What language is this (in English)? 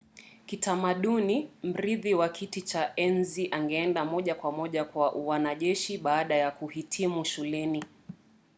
Swahili